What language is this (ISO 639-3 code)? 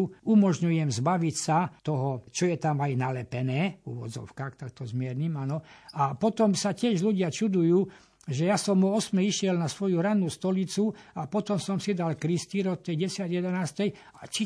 slk